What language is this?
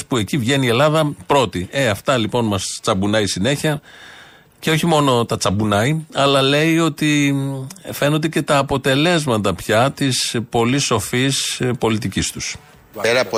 Greek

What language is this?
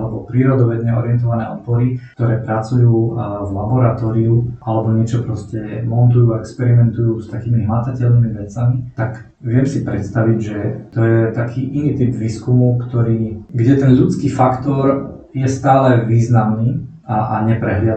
Slovak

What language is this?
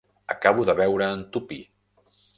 Catalan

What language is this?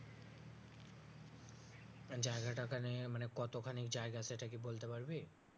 Bangla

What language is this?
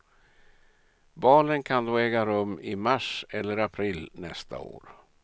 Swedish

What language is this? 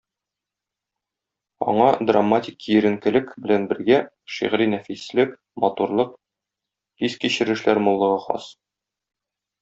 Tatar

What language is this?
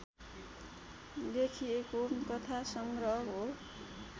Nepali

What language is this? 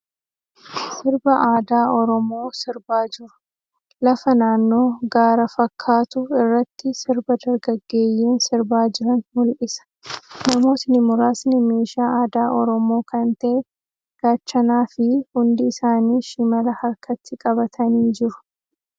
Oromo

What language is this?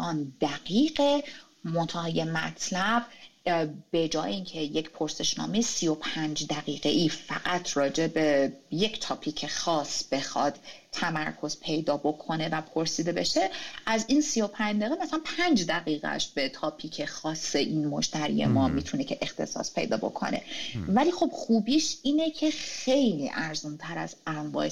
Persian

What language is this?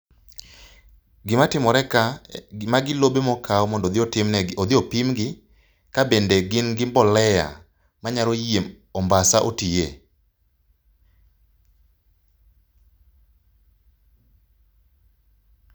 Luo (Kenya and Tanzania)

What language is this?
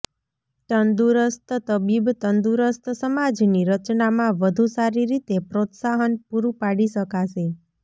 Gujarati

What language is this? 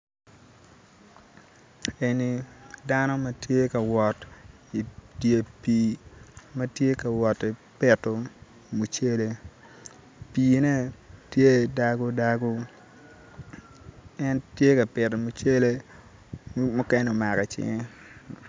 Acoli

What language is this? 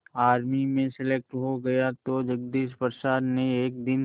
Hindi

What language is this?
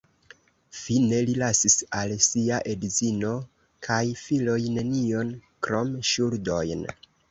Esperanto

